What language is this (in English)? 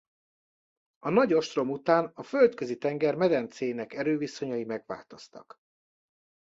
Hungarian